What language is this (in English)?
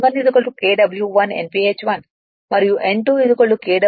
Telugu